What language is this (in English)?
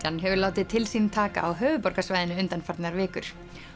Icelandic